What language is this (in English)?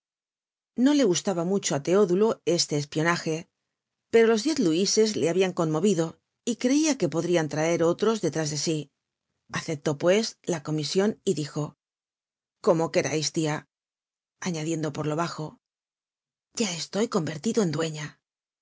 Spanish